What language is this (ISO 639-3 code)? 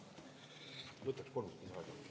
est